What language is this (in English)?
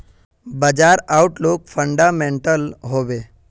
Magahi